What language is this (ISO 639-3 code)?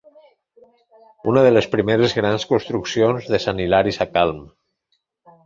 cat